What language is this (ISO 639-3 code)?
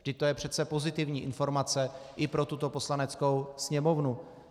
ces